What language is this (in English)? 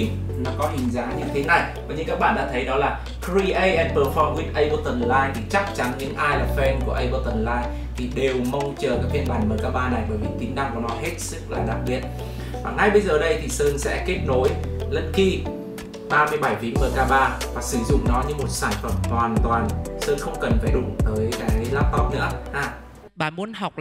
Vietnamese